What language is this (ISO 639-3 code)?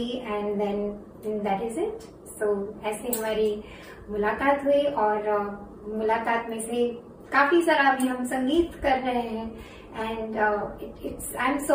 hin